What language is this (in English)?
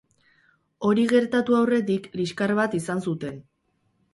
Basque